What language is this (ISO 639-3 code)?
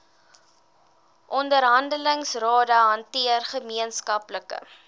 afr